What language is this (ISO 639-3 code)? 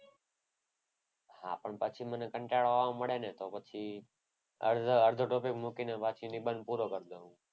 guj